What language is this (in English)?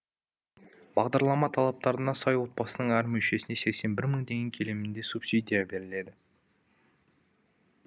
Kazakh